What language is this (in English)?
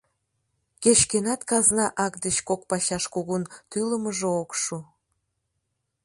Mari